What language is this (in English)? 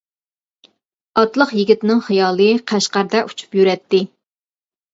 Uyghur